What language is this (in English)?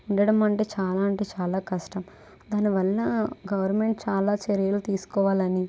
Telugu